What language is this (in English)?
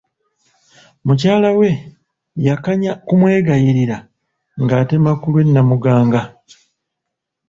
Ganda